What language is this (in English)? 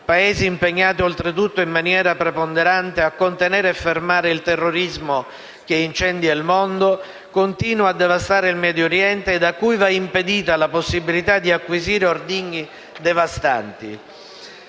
Italian